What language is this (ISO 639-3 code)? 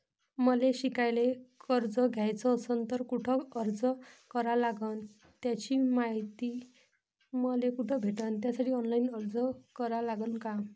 mar